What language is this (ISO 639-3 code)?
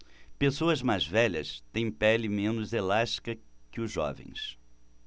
por